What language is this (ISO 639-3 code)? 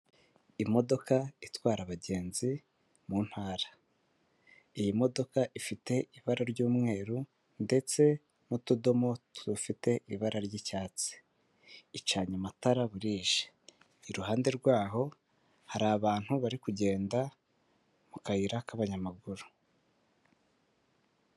kin